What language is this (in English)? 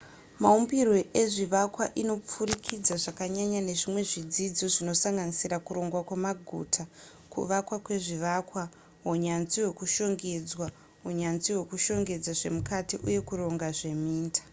Shona